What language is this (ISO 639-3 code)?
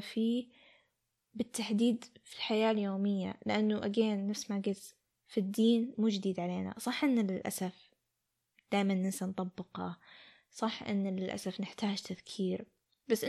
ara